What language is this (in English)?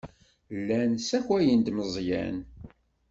Kabyle